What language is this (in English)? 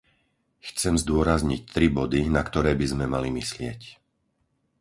Slovak